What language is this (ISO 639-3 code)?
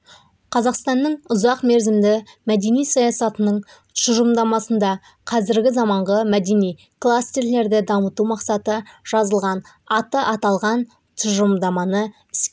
kaz